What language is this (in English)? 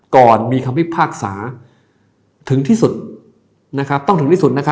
Thai